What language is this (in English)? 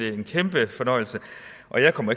Danish